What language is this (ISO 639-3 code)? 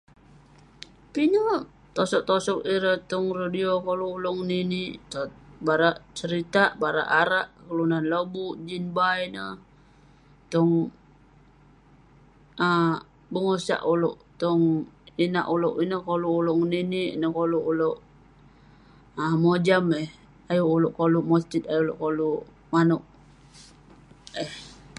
pne